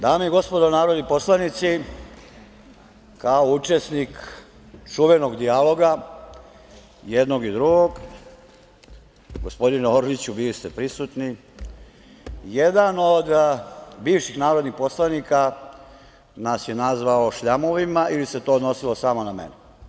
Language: Serbian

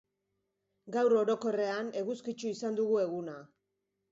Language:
Basque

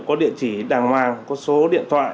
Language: Vietnamese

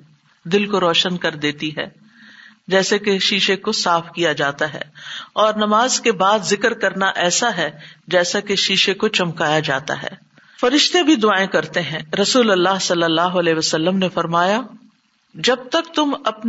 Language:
Urdu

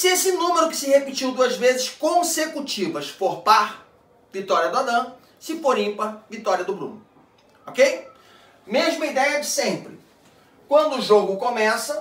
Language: Portuguese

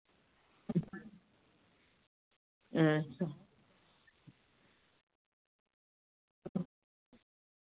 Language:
Dogri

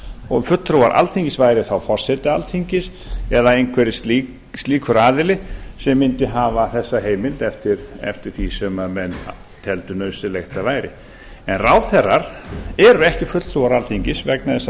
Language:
Icelandic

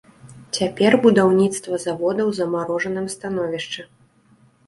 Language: Belarusian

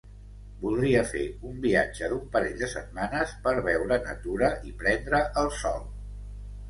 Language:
Catalan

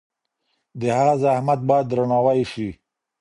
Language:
Pashto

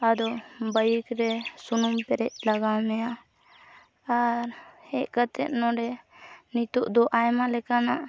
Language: Santali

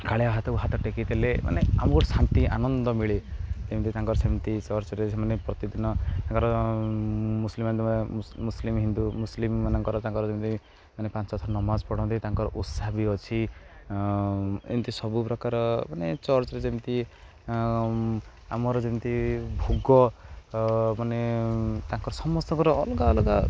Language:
Odia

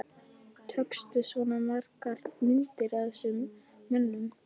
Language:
Icelandic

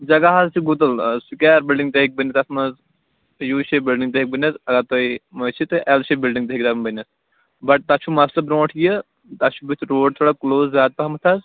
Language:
Kashmiri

